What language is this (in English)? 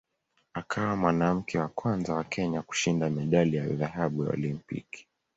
Swahili